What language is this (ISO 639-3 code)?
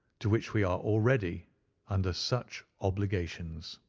eng